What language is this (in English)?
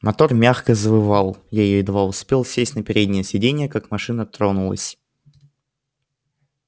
Russian